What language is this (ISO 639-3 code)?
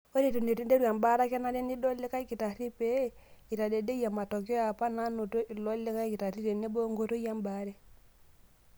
mas